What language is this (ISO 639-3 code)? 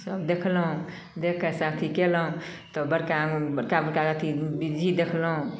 mai